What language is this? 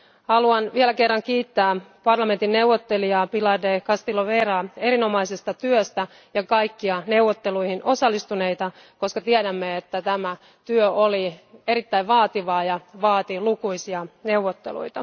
Finnish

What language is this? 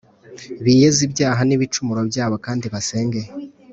Kinyarwanda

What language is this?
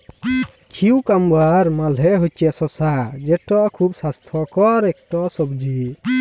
Bangla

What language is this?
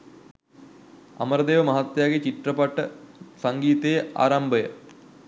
Sinhala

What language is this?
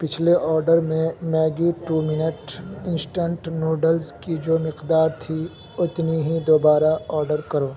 Urdu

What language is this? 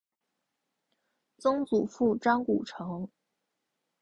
Chinese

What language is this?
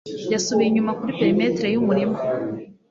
Kinyarwanda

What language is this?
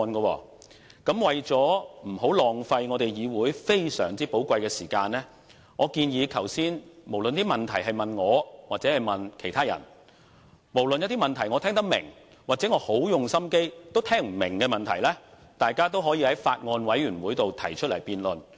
Cantonese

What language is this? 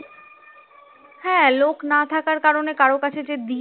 Bangla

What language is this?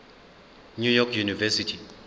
Zulu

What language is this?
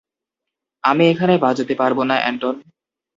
Bangla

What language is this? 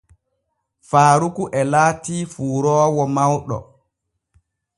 Borgu Fulfulde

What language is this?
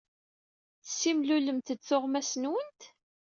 Kabyle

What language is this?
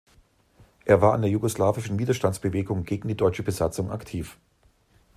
German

